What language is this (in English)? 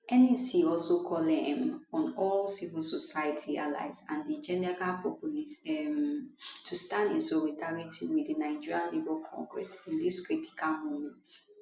Nigerian Pidgin